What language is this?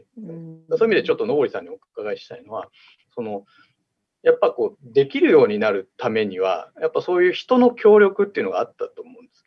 Japanese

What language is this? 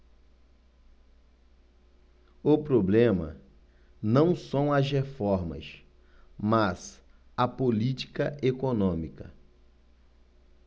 Portuguese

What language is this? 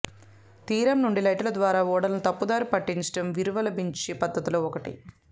Telugu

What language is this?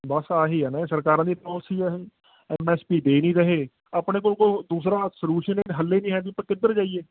Punjabi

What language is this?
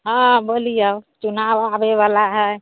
Maithili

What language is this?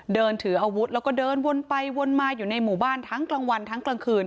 Thai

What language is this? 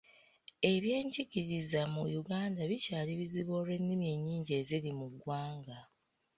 Ganda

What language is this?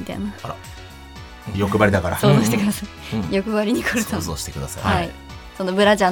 Japanese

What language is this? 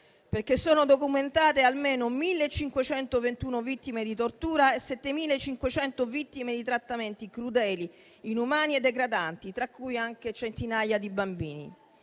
Italian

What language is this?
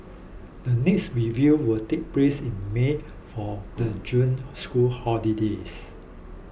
English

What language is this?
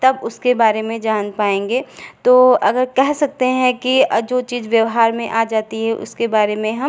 Hindi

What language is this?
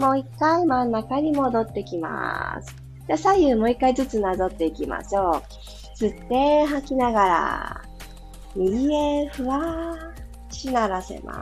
Japanese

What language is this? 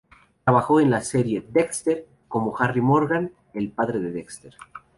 Spanish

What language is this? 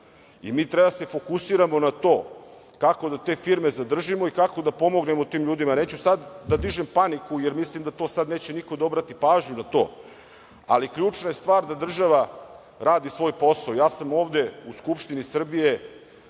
Serbian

